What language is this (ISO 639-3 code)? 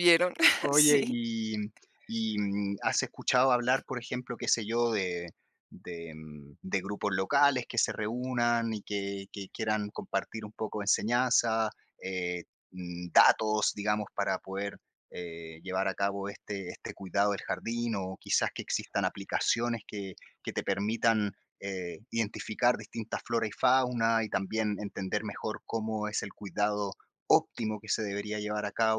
spa